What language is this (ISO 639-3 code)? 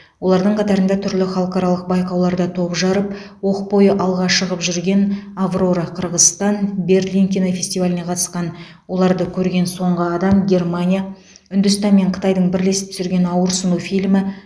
kaz